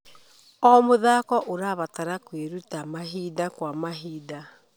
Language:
Kikuyu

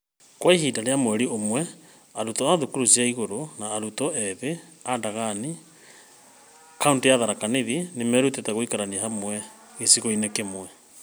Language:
Kikuyu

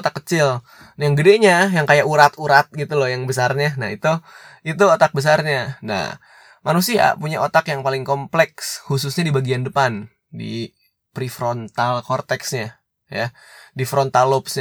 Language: Indonesian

